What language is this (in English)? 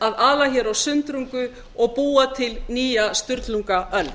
Icelandic